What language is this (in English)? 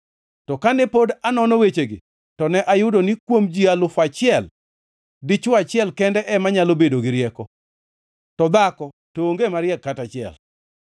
Luo (Kenya and Tanzania)